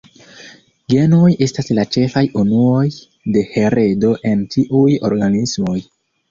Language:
Esperanto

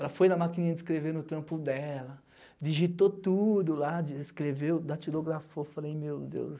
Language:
Portuguese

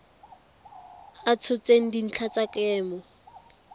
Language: Tswana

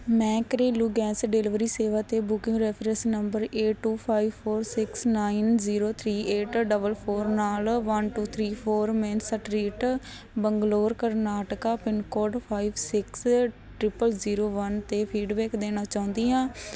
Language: Punjabi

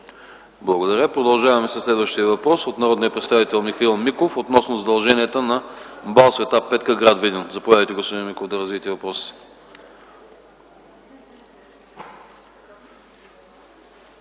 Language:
Bulgarian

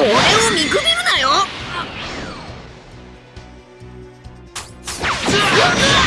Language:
Japanese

